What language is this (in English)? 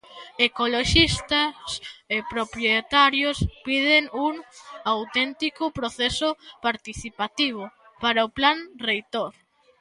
Galician